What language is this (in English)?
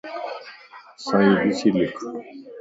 Lasi